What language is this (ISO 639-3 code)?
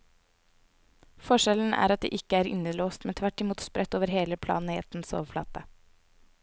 nor